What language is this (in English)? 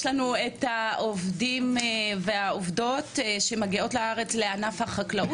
Hebrew